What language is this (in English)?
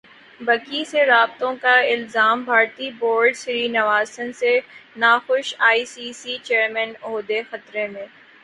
Urdu